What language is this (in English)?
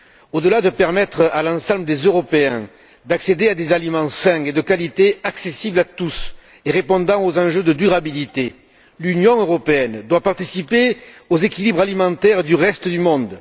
French